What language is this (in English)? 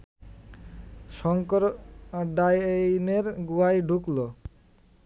Bangla